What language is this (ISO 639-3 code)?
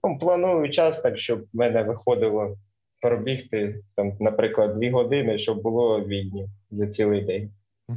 ukr